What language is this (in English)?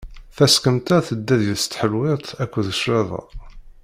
Kabyle